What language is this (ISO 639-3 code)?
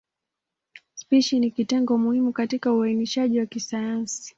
swa